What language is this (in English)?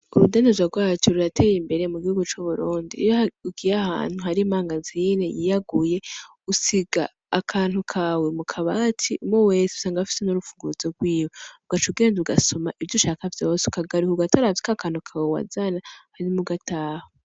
Rundi